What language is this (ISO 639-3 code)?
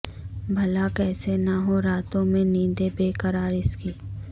urd